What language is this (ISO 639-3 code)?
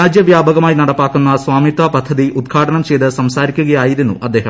mal